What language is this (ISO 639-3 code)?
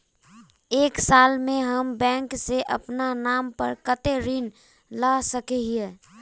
mag